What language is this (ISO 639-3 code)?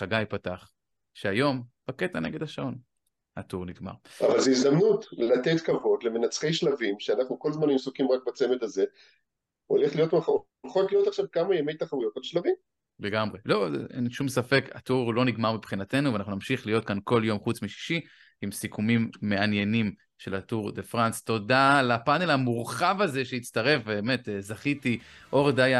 heb